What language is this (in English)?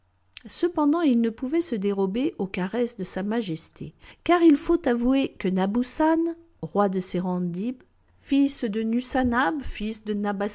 French